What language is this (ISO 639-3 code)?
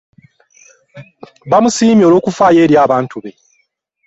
lug